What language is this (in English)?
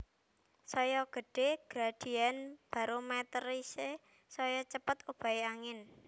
Javanese